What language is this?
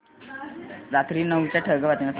Marathi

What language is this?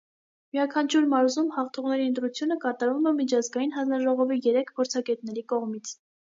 Armenian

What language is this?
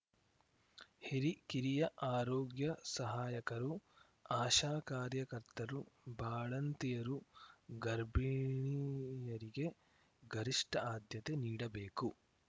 Kannada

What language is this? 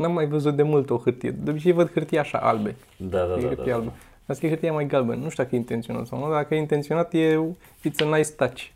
Romanian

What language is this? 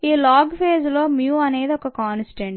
Telugu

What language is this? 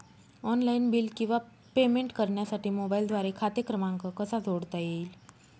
Marathi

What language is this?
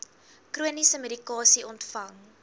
Afrikaans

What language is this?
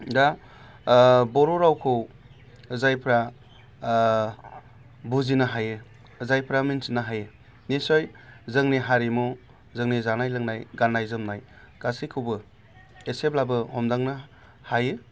Bodo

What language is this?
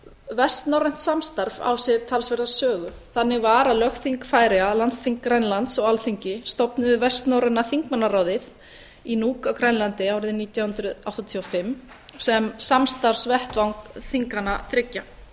Icelandic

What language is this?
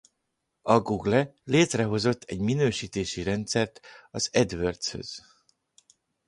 Hungarian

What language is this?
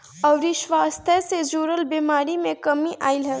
Bhojpuri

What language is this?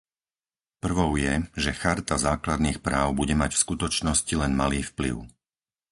Slovak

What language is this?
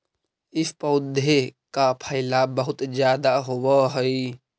Magahi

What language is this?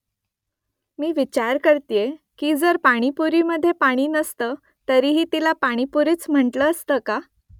Marathi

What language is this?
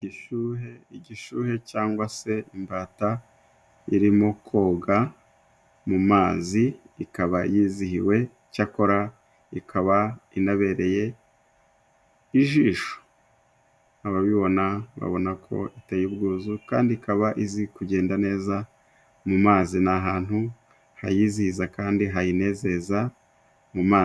Kinyarwanda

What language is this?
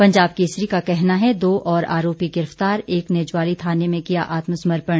Hindi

